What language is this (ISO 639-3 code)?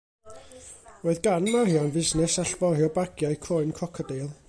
cym